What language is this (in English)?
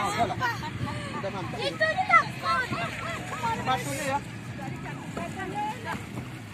Indonesian